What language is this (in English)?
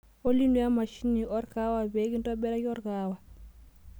Masai